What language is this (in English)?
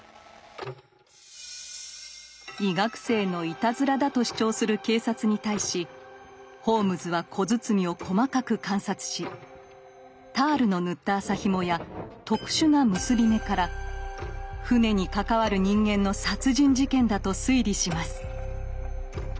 Japanese